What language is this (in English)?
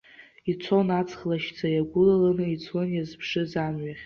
Abkhazian